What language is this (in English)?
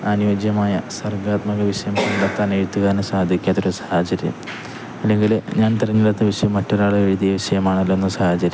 Malayalam